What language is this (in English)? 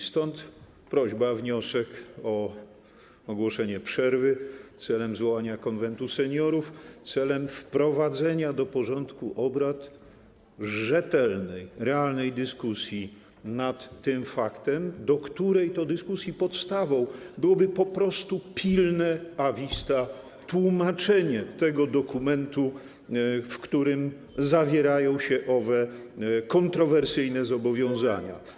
Polish